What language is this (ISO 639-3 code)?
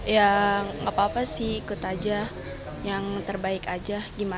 ind